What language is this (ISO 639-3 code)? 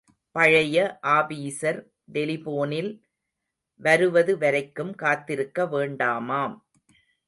tam